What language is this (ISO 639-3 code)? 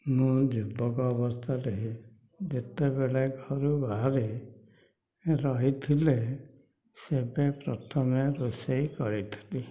ori